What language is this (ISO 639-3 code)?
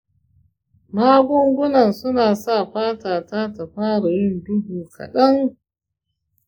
hau